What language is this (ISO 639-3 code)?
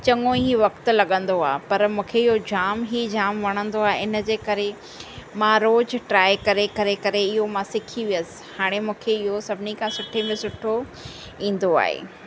snd